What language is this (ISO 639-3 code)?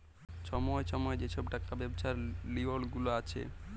ben